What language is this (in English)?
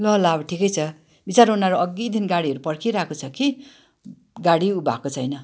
Nepali